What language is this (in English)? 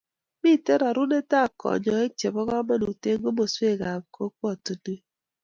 Kalenjin